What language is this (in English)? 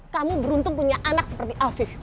Indonesian